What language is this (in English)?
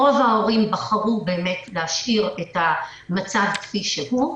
Hebrew